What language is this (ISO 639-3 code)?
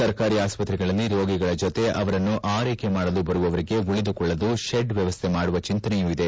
kan